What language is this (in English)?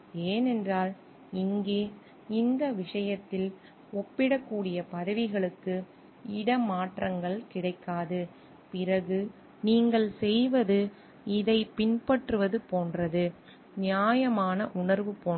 Tamil